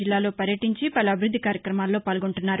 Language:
Telugu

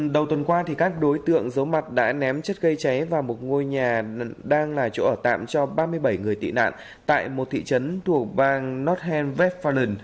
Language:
Vietnamese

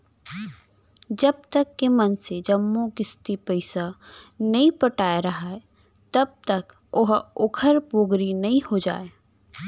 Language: Chhattisgarhi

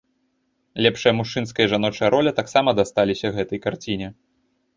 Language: Belarusian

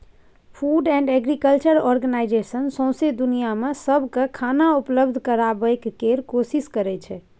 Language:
Maithili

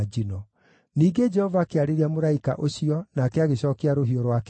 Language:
Kikuyu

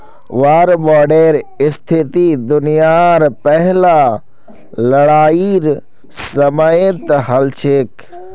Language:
Magahi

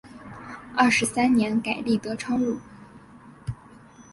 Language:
Chinese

